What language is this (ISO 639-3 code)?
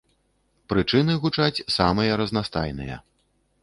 bel